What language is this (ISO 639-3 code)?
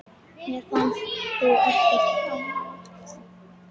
isl